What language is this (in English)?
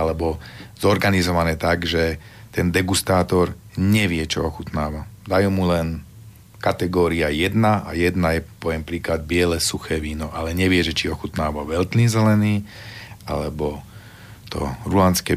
Slovak